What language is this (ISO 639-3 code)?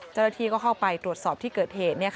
tha